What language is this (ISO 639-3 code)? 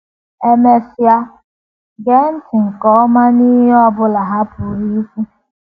ibo